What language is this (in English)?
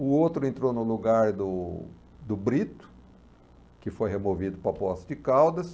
Portuguese